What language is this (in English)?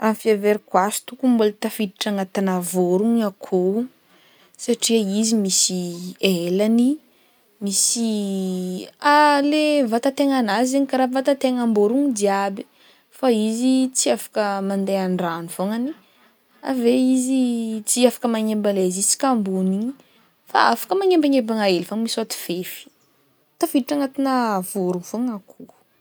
Northern Betsimisaraka Malagasy